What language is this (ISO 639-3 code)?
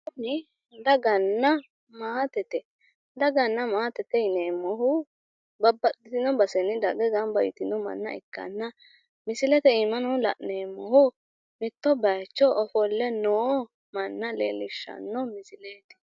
sid